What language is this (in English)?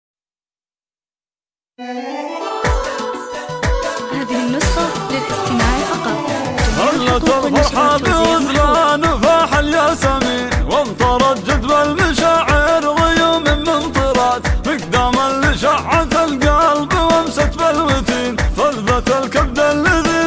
Arabic